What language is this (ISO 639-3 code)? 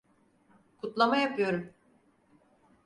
tur